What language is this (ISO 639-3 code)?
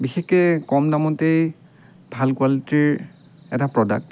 asm